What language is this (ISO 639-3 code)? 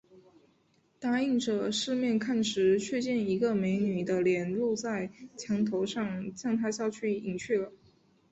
zho